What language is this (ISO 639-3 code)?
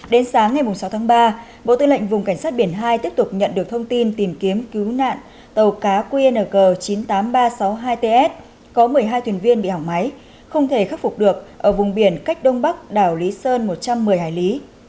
vie